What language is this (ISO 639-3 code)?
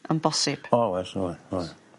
cym